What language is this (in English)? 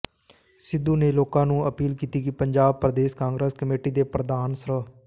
Punjabi